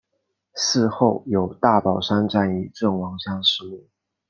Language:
Chinese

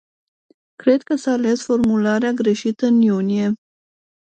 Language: Romanian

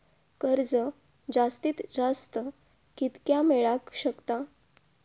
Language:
Marathi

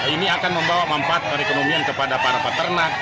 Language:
Indonesian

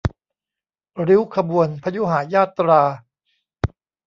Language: Thai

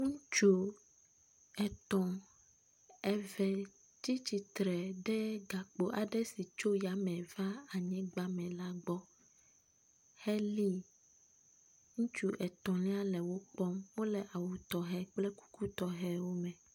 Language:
Ewe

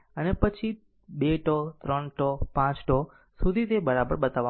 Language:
Gujarati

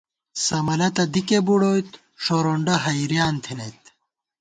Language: Gawar-Bati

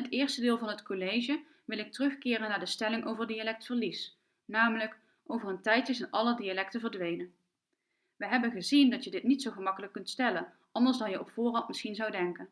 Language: Dutch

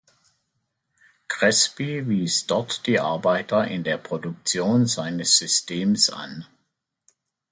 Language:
German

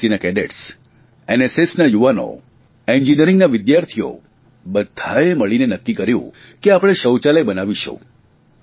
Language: Gujarati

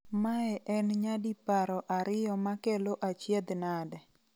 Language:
Luo (Kenya and Tanzania)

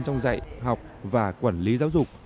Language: Vietnamese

